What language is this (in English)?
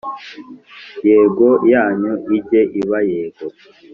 Kinyarwanda